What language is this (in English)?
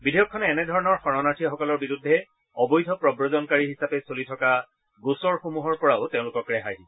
Assamese